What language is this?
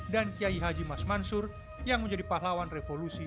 Indonesian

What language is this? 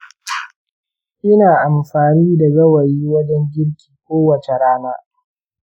Hausa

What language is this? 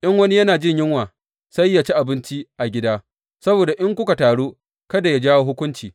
Hausa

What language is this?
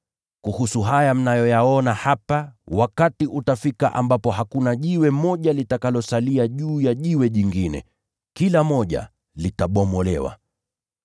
Swahili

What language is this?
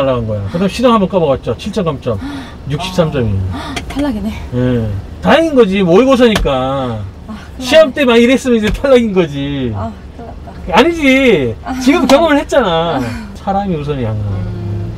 Korean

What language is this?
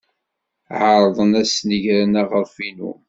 Kabyle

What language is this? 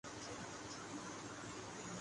Urdu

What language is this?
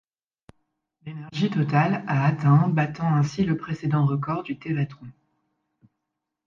French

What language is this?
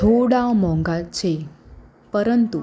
Gujarati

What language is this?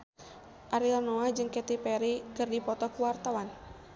Sundanese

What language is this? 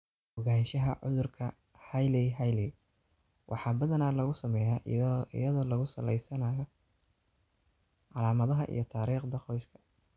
Somali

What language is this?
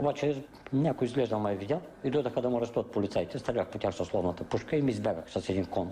Bulgarian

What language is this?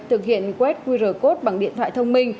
Vietnamese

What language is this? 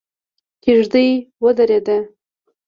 Pashto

